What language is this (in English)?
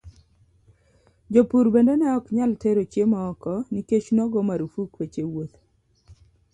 Luo (Kenya and Tanzania)